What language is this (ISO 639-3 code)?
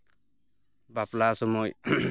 sat